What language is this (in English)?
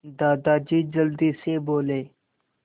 Hindi